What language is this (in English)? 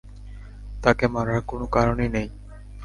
Bangla